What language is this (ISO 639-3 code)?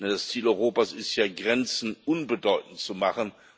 deu